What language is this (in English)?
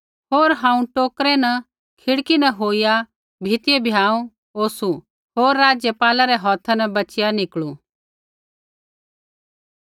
Kullu Pahari